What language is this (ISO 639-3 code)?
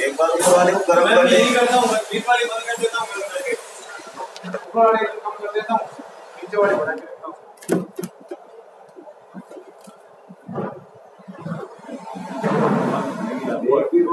por